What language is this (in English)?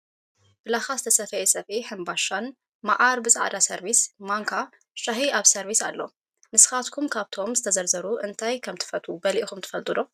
Tigrinya